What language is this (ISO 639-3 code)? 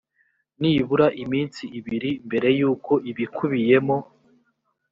kin